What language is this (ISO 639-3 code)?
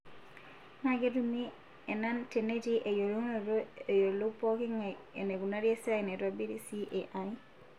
mas